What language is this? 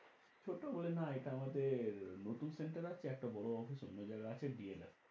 Bangla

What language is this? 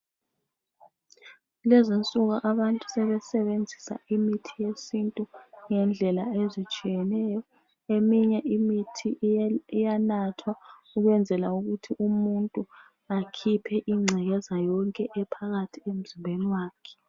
North Ndebele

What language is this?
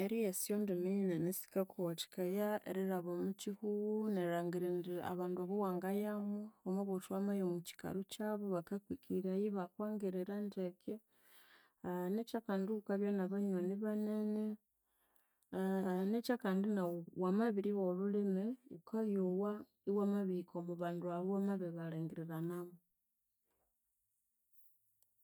Konzo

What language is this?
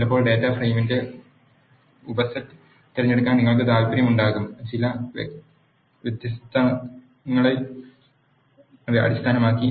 Malayalam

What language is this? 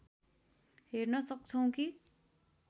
Nepali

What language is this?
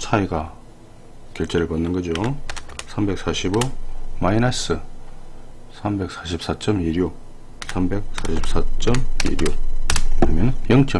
Korean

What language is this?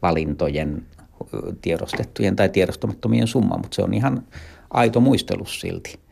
Finnish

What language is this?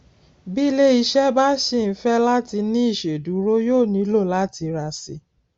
Yoruba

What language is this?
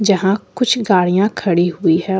Hindi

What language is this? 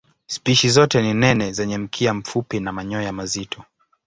Swahili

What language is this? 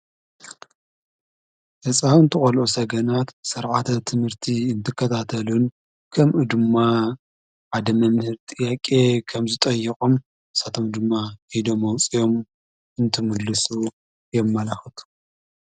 Tigrinya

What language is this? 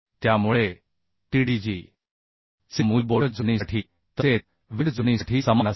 Marathi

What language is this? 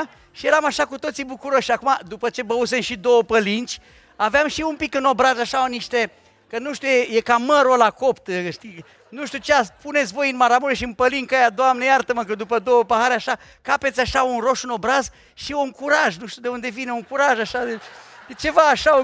Romanian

